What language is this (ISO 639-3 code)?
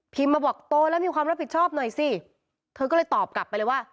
tha